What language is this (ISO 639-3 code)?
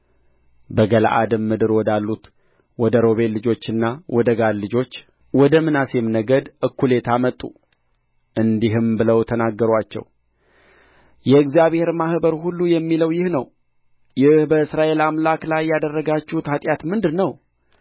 amh